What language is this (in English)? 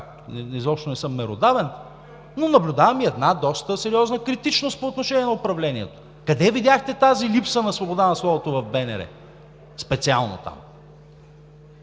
Bulgarian